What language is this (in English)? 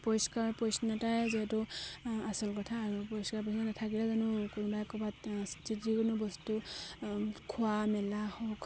Assamese